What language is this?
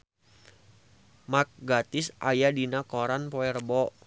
Sundanese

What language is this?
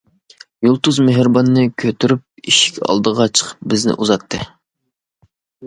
Uyghur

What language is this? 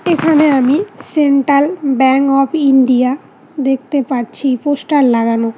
Bangla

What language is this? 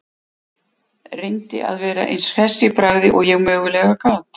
Icelandic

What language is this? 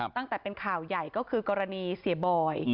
Thai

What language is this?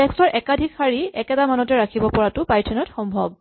Assamese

